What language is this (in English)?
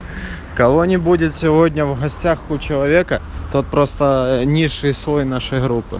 Russian